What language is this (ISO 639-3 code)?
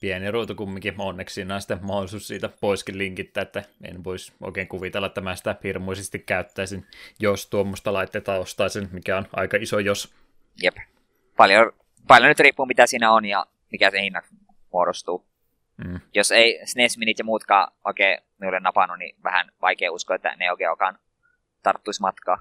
fin